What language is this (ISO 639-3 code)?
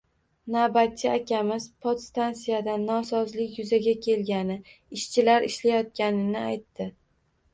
uzb